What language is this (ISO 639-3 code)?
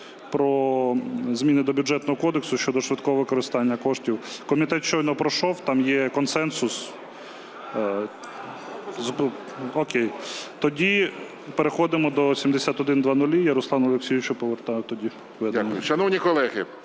ukr